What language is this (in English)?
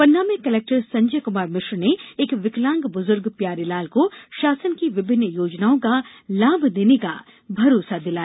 Hindi